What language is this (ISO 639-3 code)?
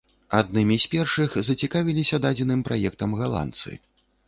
bel